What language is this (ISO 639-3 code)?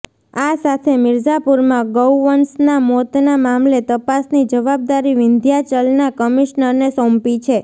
guj